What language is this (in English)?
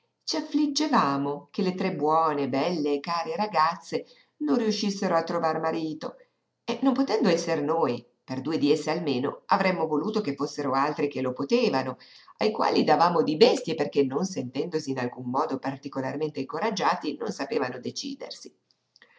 Italian